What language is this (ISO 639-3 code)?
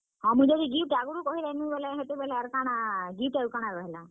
ori